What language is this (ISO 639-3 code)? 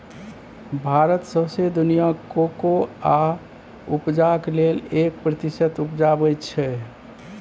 mai